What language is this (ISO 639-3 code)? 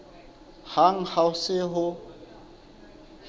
sot